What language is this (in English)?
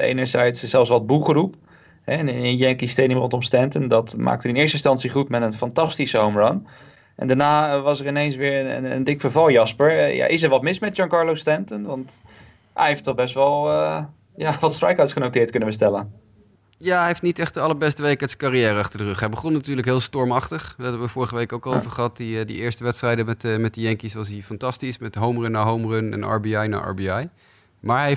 Dutch